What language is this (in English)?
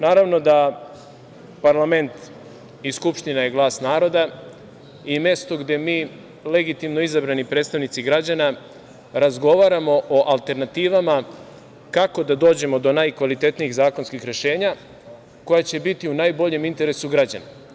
Serbian